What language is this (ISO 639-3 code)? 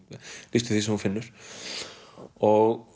isl